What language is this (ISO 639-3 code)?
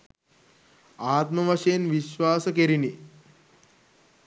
sin